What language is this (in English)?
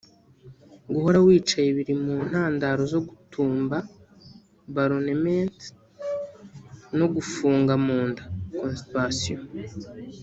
Kinyarwanda